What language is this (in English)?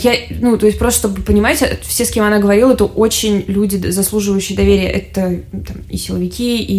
Russian